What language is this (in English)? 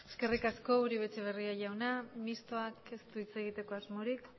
Basque